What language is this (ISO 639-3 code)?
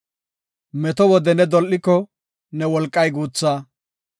gof